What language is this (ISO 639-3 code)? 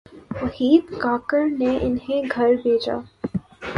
urd